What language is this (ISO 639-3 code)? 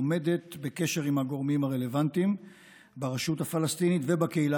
heb